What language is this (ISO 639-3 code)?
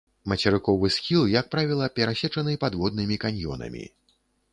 bel